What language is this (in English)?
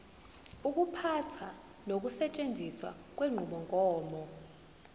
Zulu